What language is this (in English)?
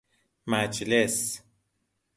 Persian